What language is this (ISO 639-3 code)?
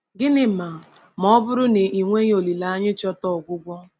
ibo